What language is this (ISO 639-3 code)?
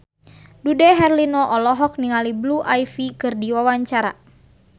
sun